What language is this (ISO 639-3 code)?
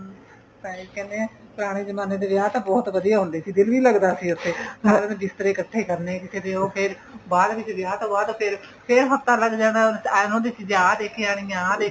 pan